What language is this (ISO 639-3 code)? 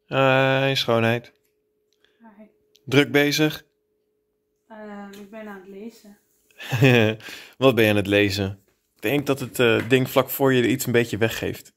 nld